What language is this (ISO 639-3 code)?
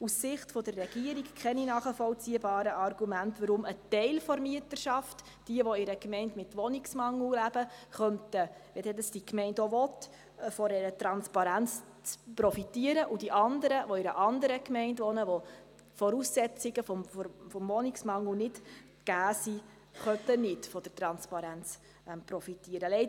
gsw